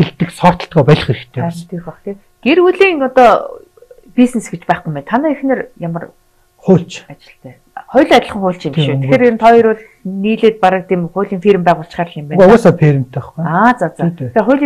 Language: Turkish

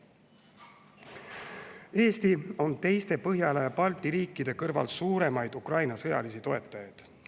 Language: Estonian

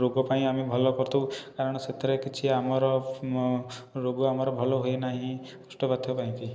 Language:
Odia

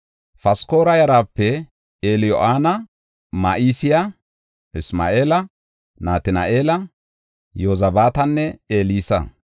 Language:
Gofa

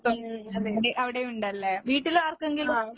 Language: Malayalam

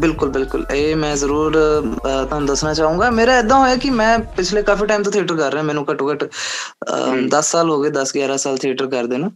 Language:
Punjabi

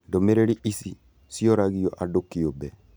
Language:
Kikuyu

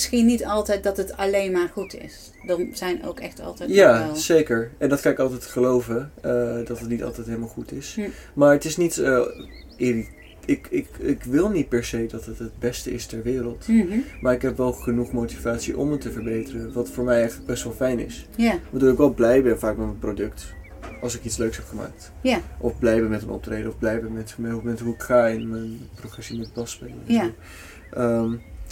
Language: Dutch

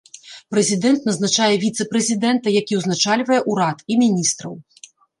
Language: Belarusian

